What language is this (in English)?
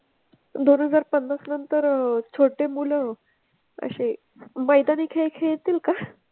Marathi